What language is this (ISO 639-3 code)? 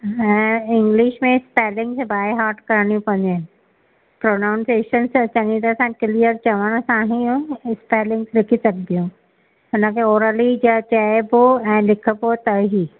snd